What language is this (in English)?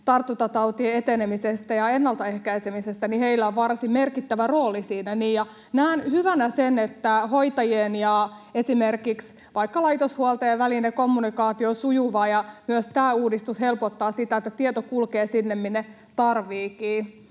Finnish